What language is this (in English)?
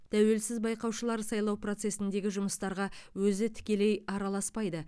Kazakh